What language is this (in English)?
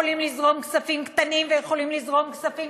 Hebrew